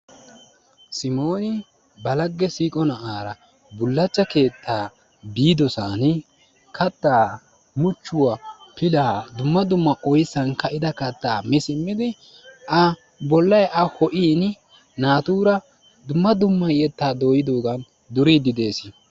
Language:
Wolaytta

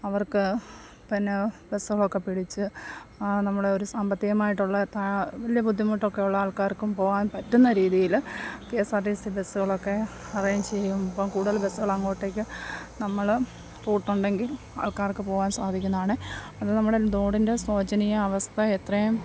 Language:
Malayalam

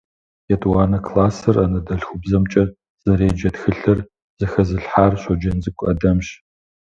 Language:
Kabardian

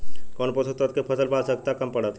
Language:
Bhojpuri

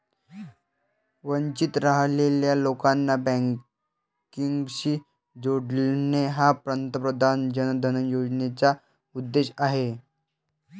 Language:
Marathi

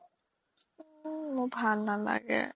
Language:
Assamese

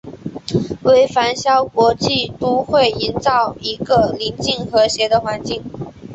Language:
Chinese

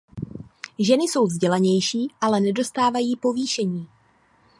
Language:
Czech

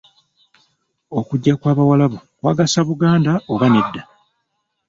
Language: Ganda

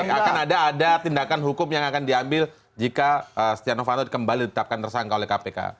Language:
Indonesian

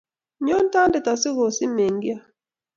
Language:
Kalenjin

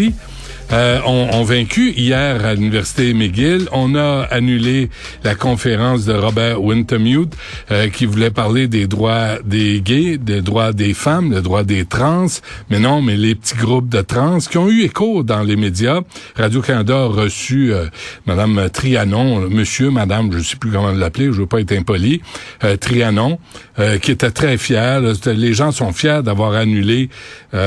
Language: French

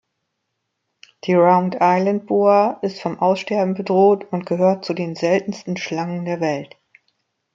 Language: German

